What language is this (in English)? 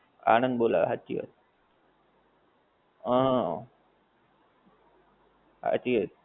Gujarati